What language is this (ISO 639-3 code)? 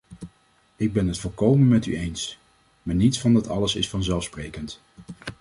nld